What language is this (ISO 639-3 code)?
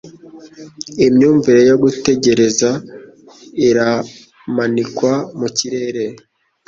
kin